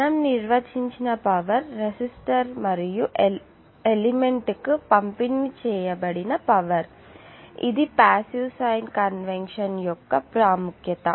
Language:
Telugu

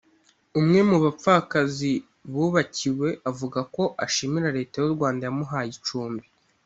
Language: Kinyarwanda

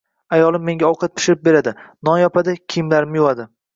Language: Uzbek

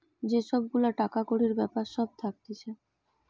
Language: Bangla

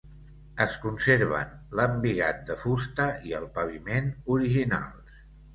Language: Catalan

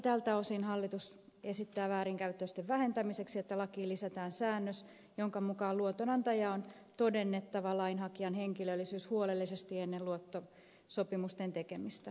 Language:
Finnish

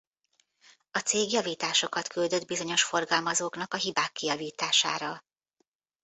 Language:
Hungarian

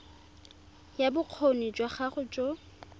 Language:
Tswana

